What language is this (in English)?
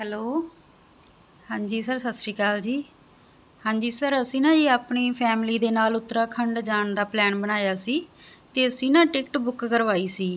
Punjabi